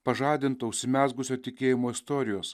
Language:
Lithuanian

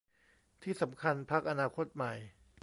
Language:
Thai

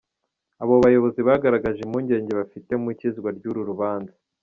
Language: Kinyarwanda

